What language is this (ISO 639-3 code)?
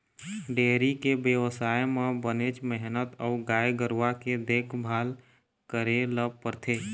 hne